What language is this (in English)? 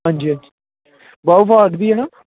Dogri